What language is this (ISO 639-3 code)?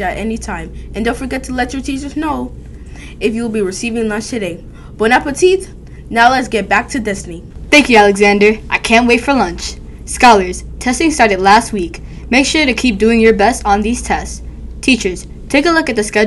eng